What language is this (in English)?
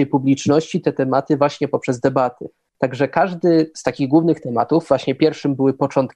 Polish